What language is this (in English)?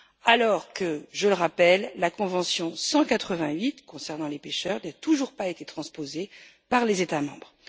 French